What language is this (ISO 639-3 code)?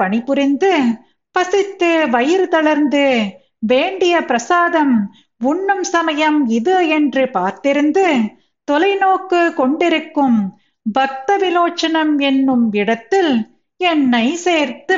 tam